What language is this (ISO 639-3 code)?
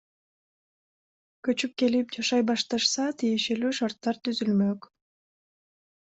kir